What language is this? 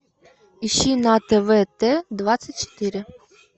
Russian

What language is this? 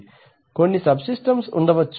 Telugu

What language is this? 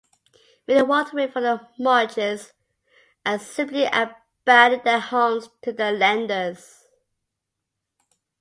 English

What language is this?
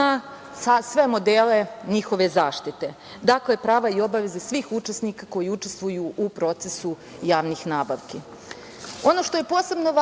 Serbian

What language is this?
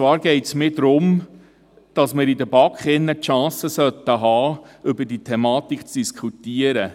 Swiss German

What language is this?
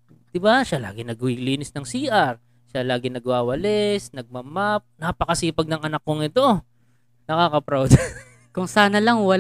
Filipino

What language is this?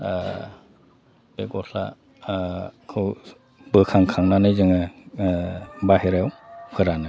Bodo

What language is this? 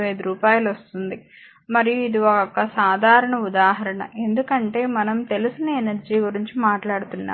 Telugu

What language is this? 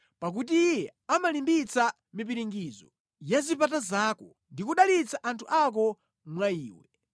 Nyanja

